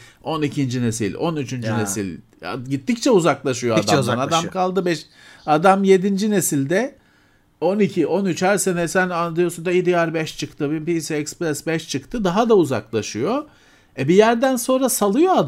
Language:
Turkish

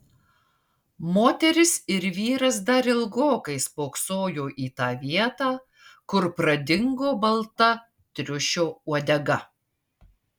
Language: Lithuanian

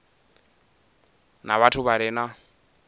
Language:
Venda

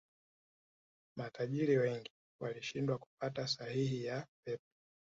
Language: Swahili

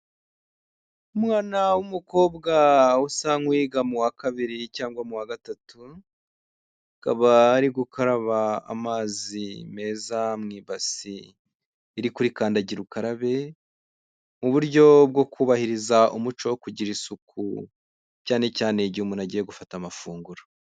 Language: Kinyarwanda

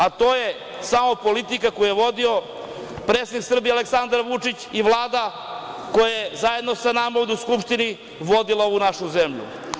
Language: Serbian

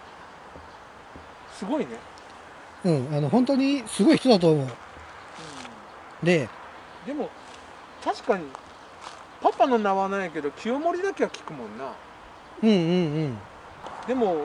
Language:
Japanese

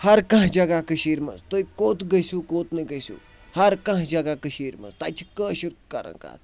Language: Kashmiri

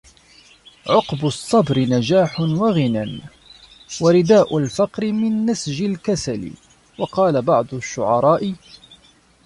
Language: Arabic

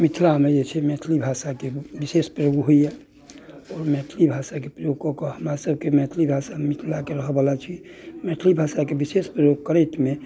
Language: Maithili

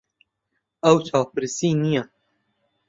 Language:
Central Kurdish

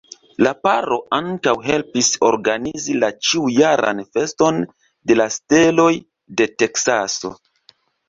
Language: Esperanto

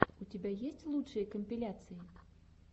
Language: Russian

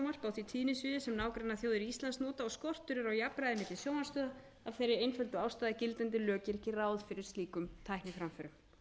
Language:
Icelandic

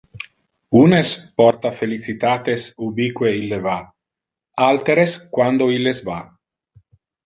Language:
Interlingua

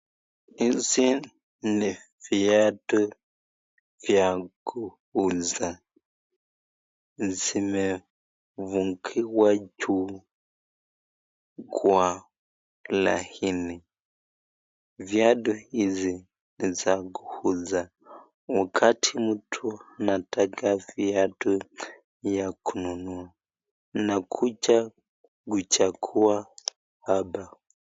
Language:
Swahili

